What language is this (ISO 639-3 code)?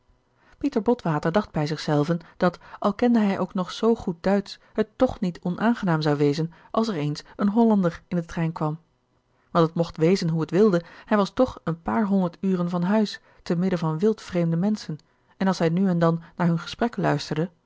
nld